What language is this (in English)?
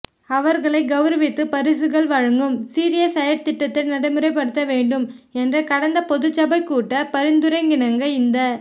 Tamil